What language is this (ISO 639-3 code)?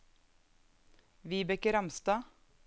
nor